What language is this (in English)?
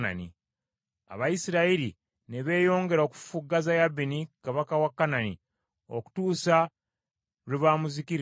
Ganda